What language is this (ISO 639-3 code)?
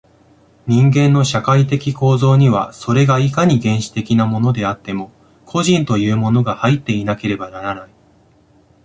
jpn